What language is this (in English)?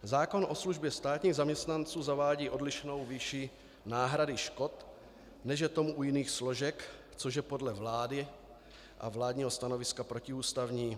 Czech